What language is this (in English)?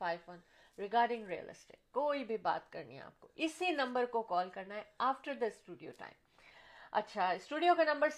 Urdu